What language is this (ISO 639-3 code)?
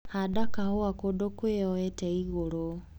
kik